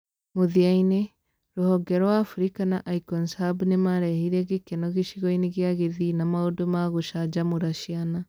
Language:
Kikuyu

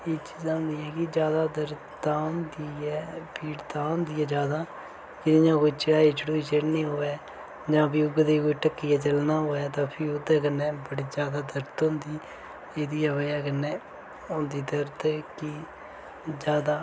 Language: Dogri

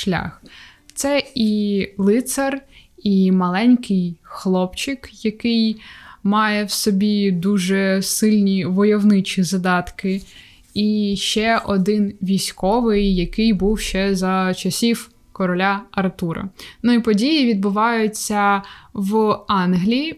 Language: Ukrainian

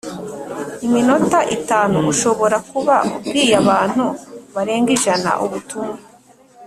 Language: Kinyarwanda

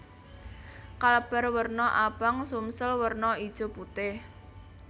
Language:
Javanese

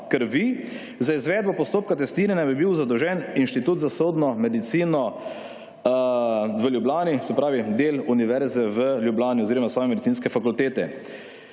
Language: Slovenian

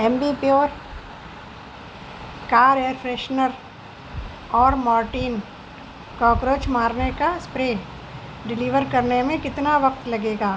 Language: Urdu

